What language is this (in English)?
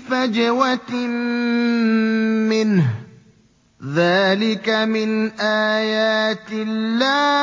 Arabic